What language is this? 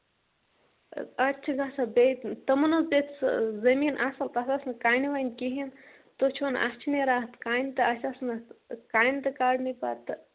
Kashmiri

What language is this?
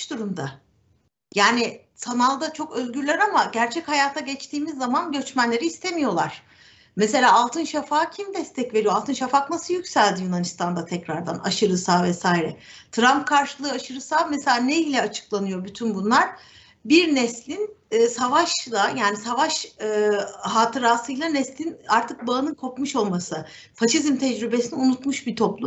Turkish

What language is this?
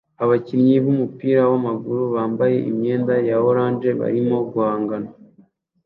Kinyarwanda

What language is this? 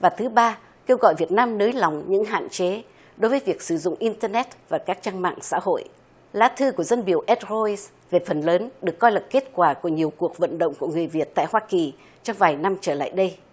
Vietnamese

